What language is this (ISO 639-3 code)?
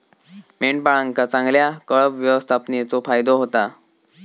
mar